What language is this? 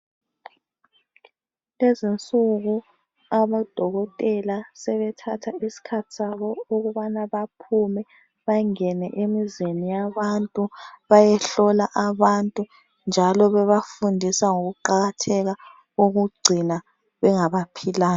North Ndebele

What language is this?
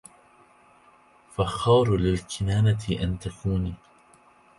Arabic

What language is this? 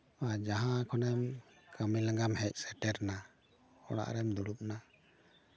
Santali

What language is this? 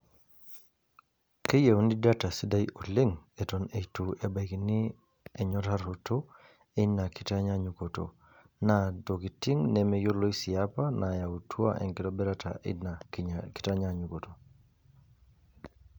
Masai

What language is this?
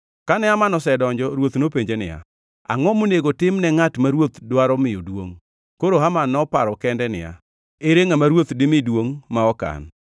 Luo (Kenya and Tanzania)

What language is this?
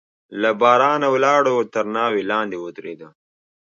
Pashto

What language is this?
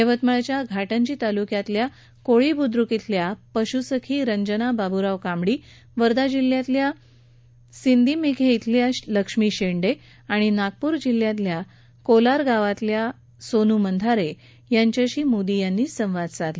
Marathi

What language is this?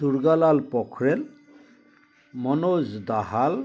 Assamese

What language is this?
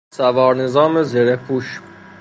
Persian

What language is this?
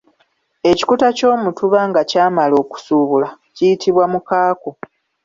Ganda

